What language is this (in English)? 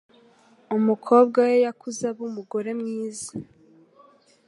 Kinyarwanda